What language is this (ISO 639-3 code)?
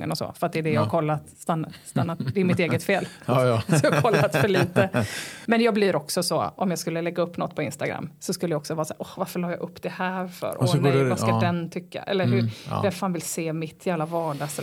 swe